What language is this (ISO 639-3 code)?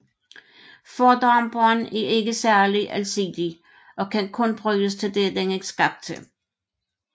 dan